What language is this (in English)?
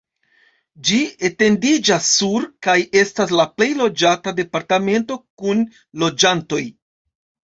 Esperanto